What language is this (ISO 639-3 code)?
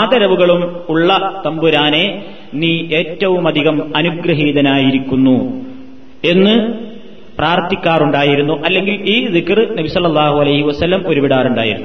mal